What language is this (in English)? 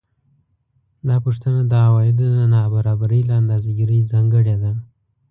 Pashto